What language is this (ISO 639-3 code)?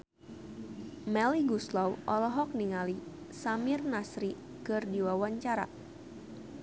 sun